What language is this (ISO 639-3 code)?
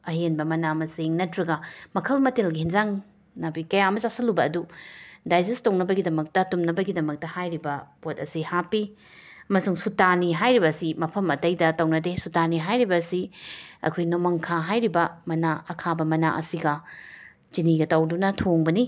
mni